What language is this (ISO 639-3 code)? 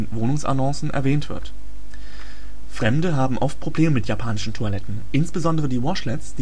deu